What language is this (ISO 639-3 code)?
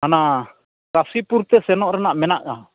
sat